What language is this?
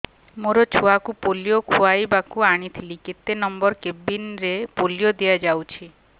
Odia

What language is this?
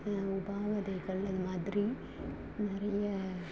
Tamil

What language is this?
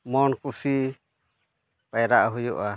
Santali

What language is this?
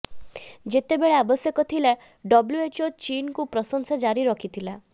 Odia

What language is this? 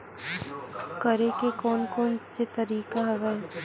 Chhattisgarhi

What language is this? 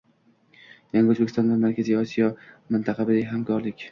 Uzbek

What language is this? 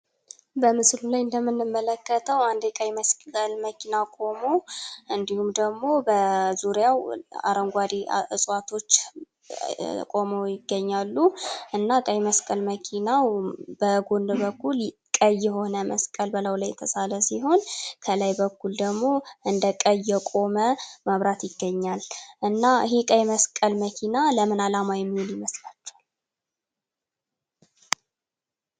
Amharic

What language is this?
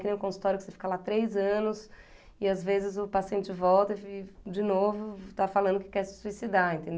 Portuguese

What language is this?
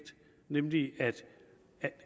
Danish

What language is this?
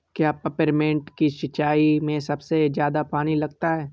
Hindi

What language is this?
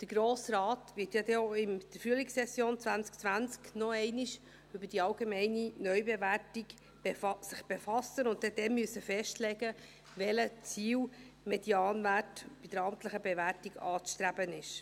Swiss German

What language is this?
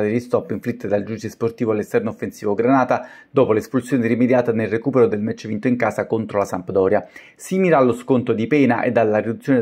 Italian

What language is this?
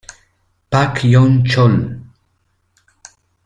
Italian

